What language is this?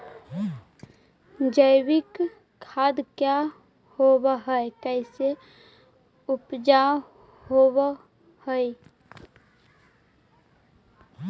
Magahi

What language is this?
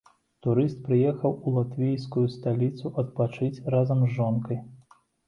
Belarusian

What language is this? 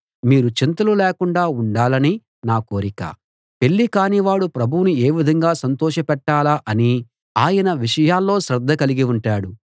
Telugu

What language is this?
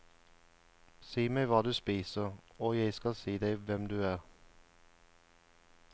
Norwegian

